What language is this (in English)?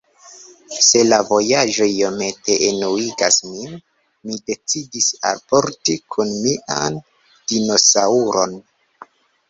Esperanto